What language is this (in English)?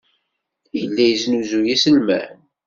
Kabyle